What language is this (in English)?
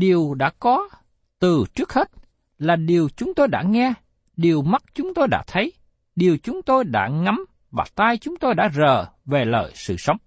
Vietnamese